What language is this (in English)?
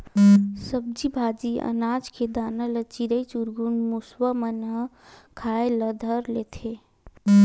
Chhattisgarhi